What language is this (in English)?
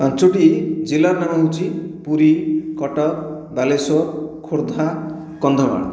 Odia